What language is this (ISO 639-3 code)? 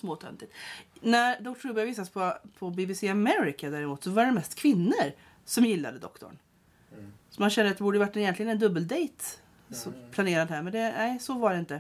swe